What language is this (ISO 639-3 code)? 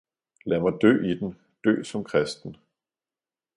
dan